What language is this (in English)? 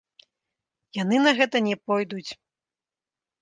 Belarusian